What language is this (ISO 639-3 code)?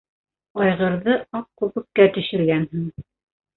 bak